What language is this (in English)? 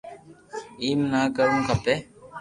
Loarki